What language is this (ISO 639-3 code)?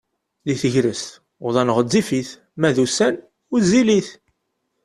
kab